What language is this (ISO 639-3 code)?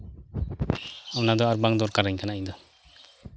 sat